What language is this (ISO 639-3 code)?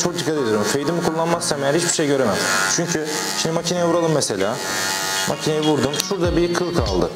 tur